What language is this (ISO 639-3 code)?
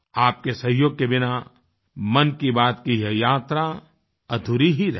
hin